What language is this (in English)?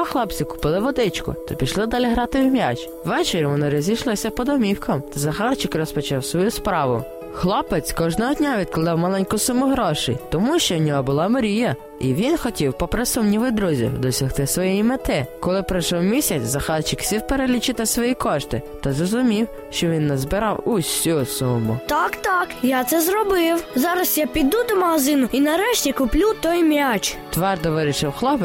Ukrainian